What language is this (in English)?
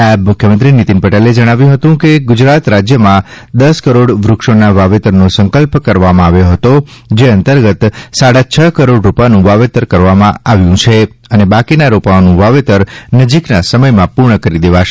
Gujarati